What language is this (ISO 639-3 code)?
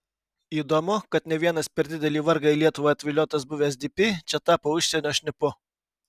lit